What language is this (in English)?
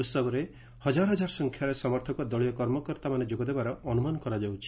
Odia